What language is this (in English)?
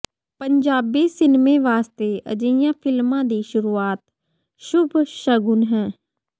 Punjabi